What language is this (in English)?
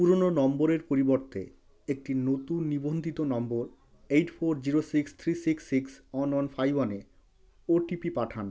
Bangla